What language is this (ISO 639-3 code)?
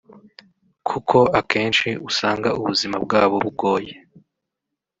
kin